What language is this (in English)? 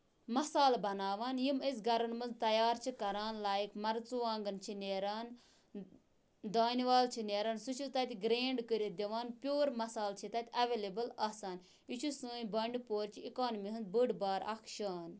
Kashmiri